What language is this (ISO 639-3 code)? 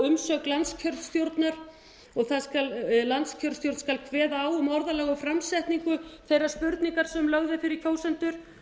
isl